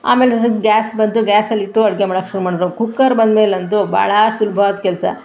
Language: Kannada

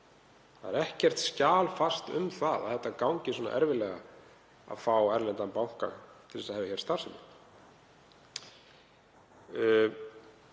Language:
Icelandic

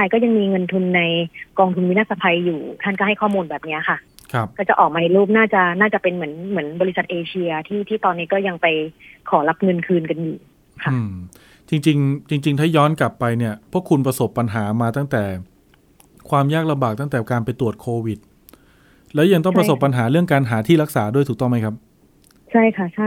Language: Thai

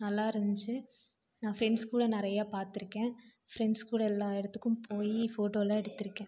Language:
Tamil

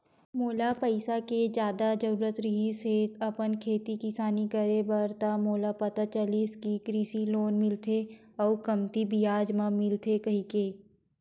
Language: Chhattisgarhi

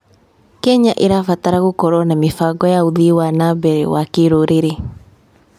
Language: Kikuyu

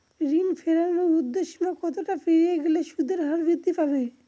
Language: Bangla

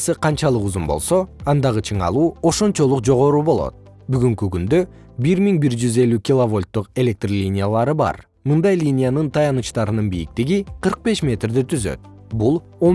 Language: Kyrgyz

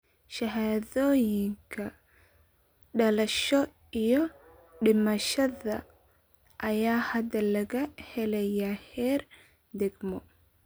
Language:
Somali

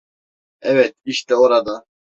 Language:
Turkish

